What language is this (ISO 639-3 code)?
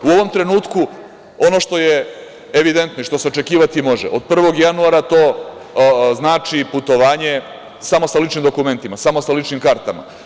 srp